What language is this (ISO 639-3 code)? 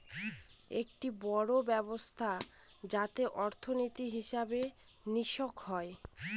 ben